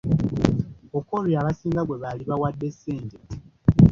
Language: Ganda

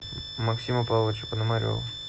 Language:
Russian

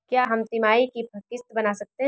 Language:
Hindi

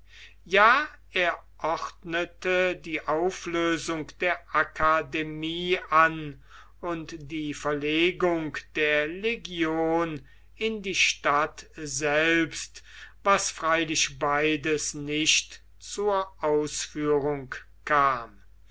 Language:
German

